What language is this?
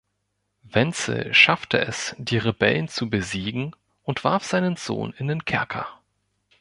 German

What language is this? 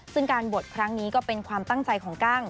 Thai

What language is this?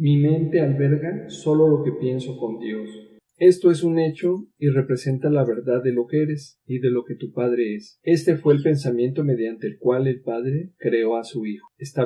Spanish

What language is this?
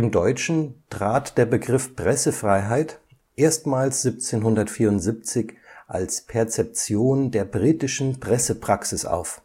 German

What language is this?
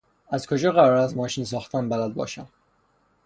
Persian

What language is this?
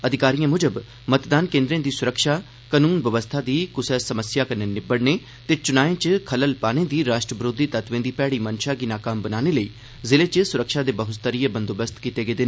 Dogri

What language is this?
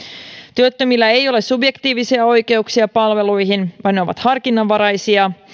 Finnish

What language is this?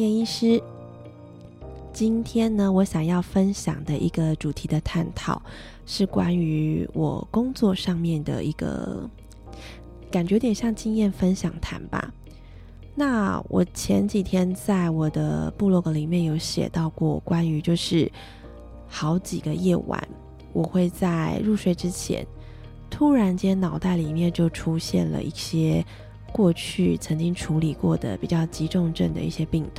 Chinese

